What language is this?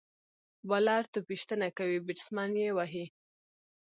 Pashto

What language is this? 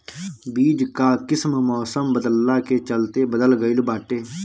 Bhojpuri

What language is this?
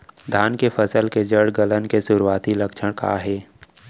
Chhattisgarhi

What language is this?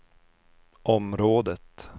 Swedish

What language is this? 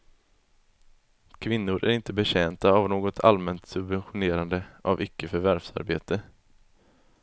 Swedish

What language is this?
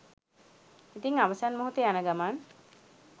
Sinhala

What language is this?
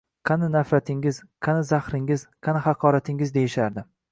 Uzbek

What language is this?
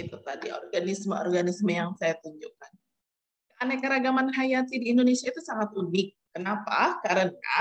Indonesian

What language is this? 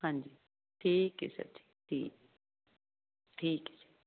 Punjabi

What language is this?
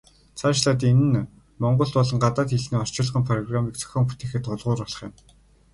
Mongolian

